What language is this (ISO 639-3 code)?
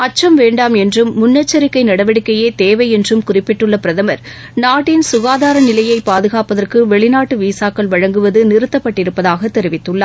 tam